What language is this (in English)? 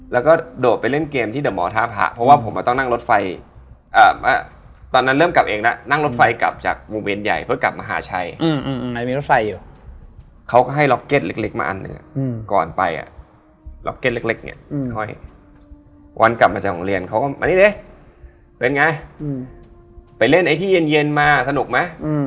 Thai